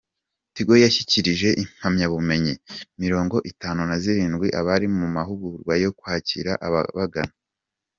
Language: Kinyarwanda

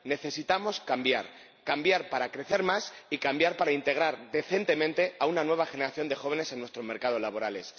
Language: Spanish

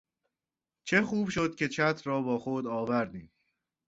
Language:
Persian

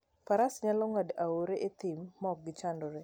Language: Luo (Kenya and Tanzania)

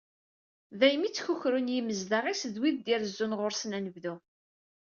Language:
Kabyle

